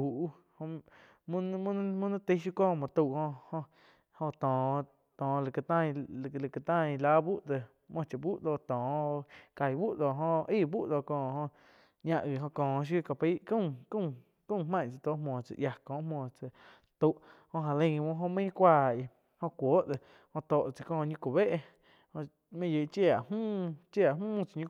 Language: Quiotepec Chinantec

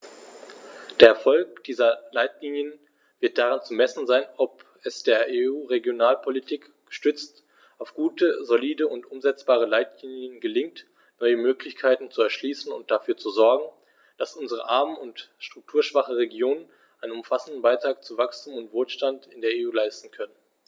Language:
German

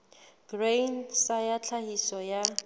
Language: Southern Sotho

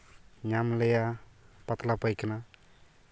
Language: Santali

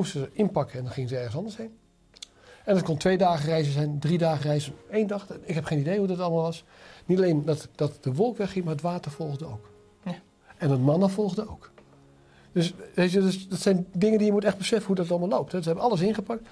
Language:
Dutch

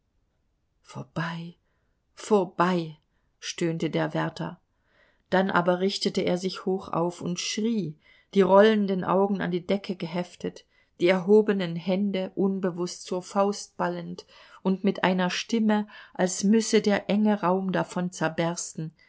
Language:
German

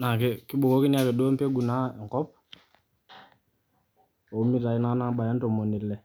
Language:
Masai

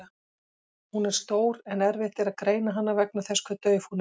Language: Icelandic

